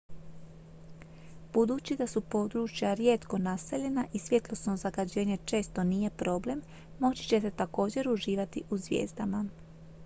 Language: Croatian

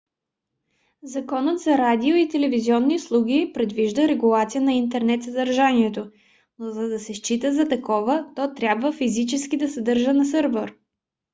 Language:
Bulgarian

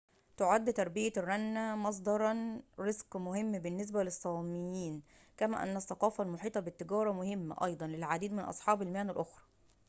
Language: Arabic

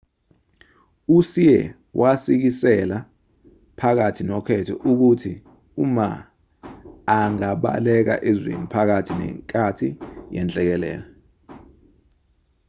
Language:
Zulu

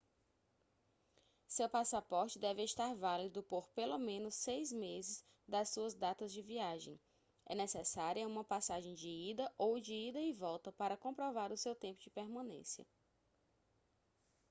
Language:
Portuguese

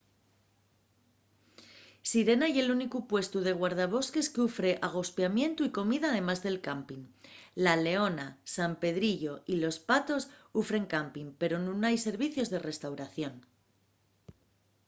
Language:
Asturian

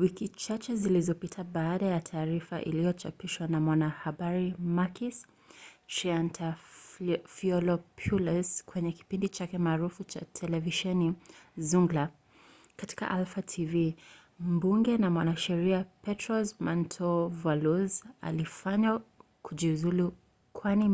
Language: Swahili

